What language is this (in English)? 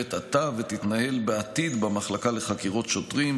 Hebrew